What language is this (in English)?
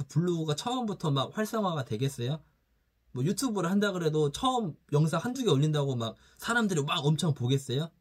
Korean